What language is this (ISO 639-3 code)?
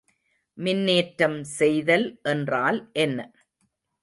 tam